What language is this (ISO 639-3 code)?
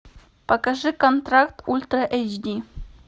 rus